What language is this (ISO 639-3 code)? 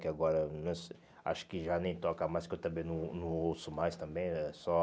por